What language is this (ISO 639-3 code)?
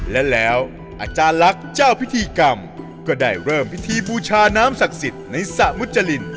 tha